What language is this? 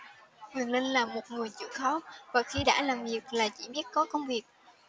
Vietnamese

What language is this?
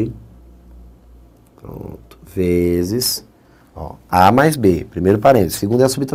Portuguese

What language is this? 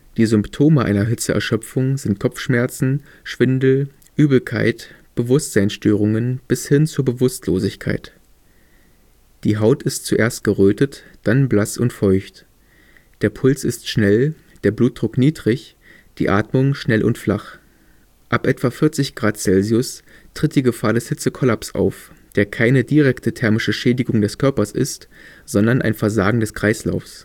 German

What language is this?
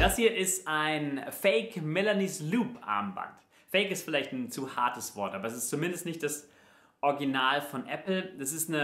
German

